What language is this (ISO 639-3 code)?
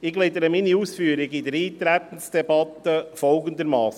gsw